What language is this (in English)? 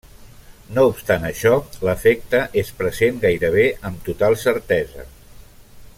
Catalan